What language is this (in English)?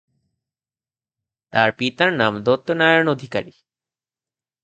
Bangla